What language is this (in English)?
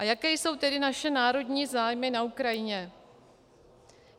Czech